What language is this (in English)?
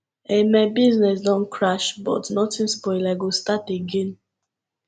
Nigerian Pidgin